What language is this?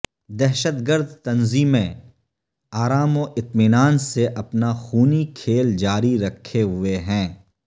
Urdu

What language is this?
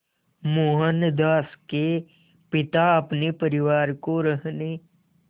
Hindi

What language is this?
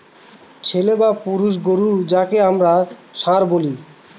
Bangla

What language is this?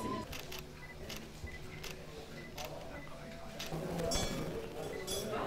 Turkish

